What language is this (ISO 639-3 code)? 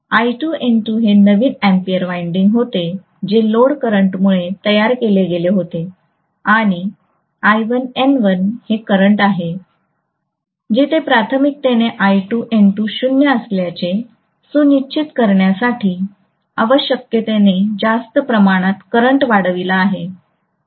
mar